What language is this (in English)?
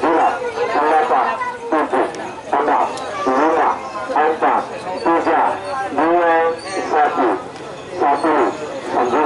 Indonesian